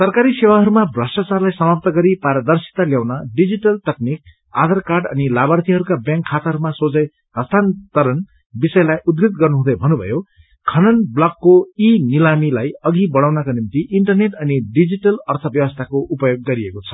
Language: Nepali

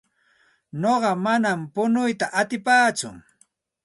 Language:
Santa Ana de Tusi Pasco Quechua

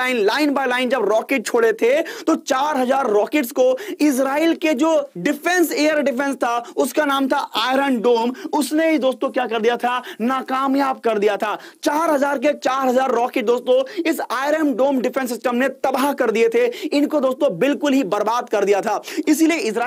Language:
Hindi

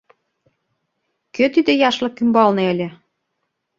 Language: Mari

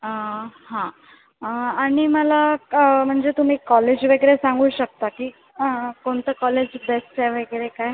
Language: Marathi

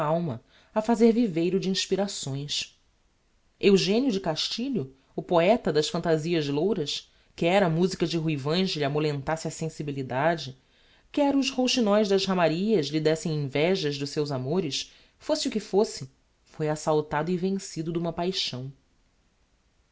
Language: Portuguese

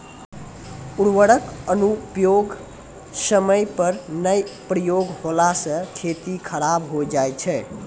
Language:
Maithili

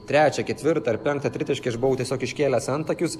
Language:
Lithuanian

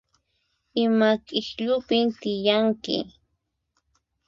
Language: Puno Quechua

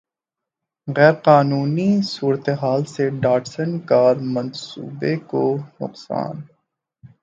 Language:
Urdu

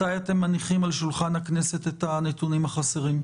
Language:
Hebrew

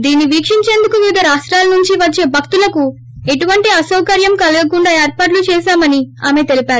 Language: Telugu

